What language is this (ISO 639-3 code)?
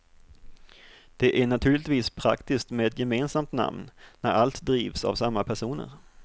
swe